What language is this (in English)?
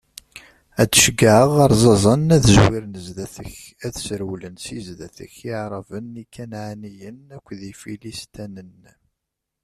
Kabyle